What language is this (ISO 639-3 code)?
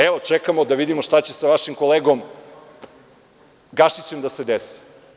srp